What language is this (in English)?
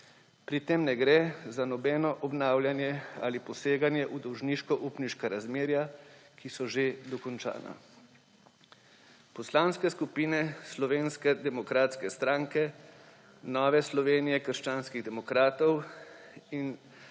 Slovenian